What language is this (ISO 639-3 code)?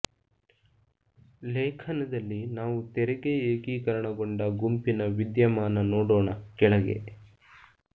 kan